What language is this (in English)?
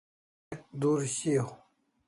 Kalasha